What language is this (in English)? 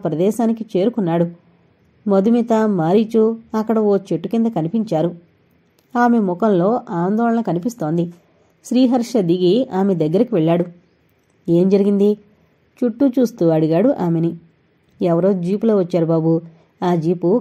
Telugu